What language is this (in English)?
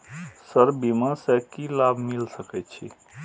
Maithili